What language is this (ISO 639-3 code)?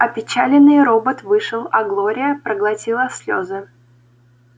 rus